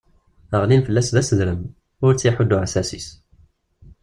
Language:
Kabyle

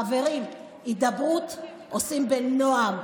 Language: Hebrew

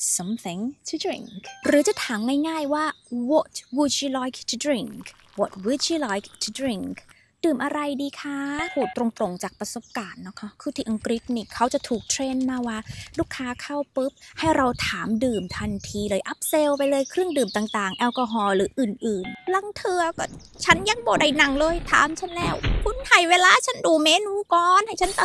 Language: Thai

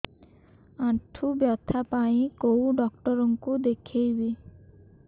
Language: Odia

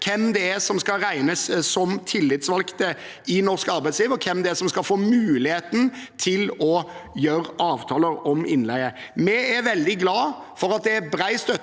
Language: Norwegian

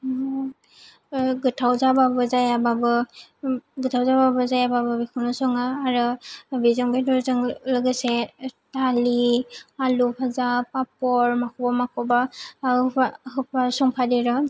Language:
Bodo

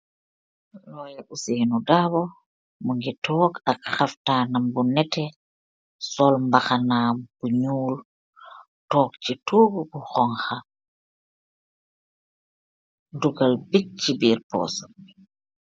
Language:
Wolof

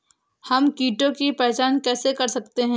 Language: Hindi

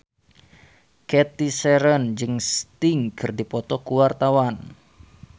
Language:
Sundanese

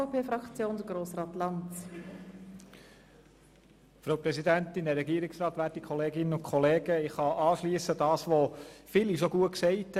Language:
Swiss German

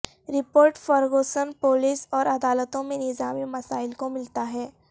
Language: Urdu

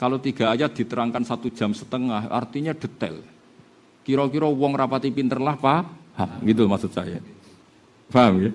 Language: Indonesian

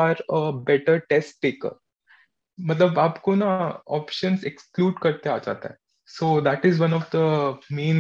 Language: Hindi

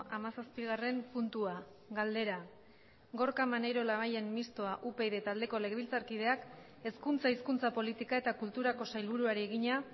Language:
Basque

